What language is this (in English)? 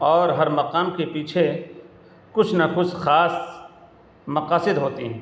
Urdu